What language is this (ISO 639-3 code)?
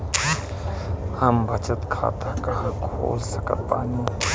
bho